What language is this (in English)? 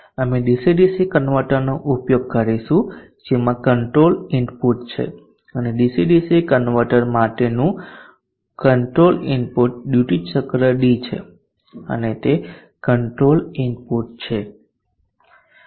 Gujarati